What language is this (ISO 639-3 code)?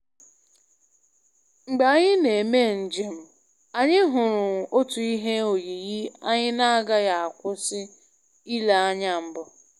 ibo